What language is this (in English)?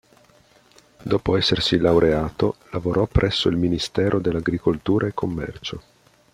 Italian